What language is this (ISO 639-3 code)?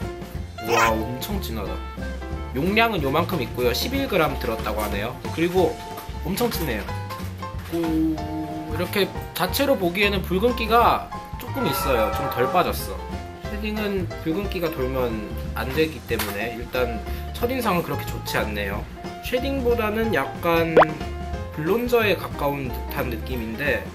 kor